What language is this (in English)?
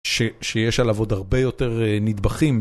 Hebrew